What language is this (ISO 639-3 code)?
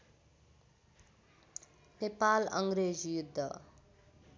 nep